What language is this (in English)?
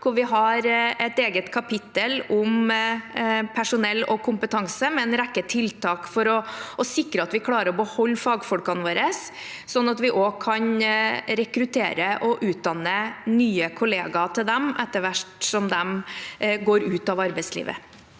Norwegian